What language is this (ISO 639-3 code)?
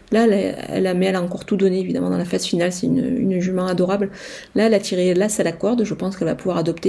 fra